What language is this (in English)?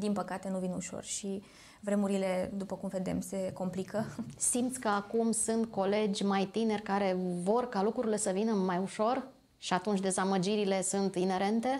Romanian